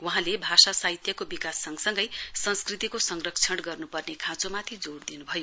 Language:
Nepali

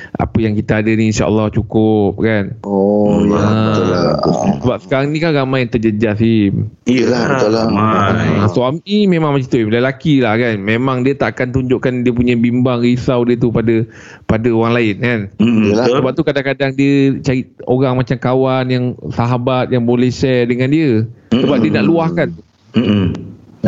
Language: Malay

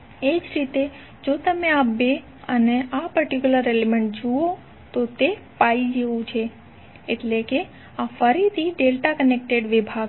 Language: Gujarati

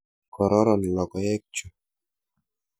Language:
Kalenjin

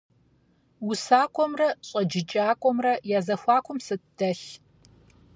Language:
Kabardian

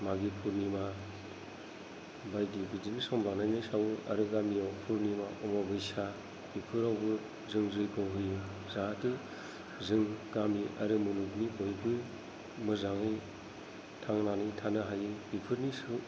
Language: Bodo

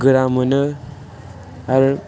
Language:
Bodo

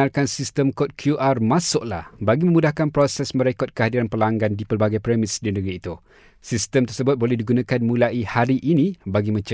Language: Malay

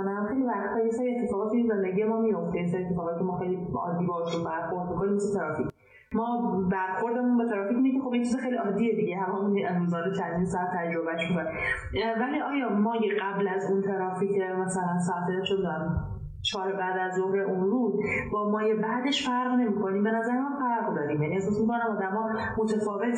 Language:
Persian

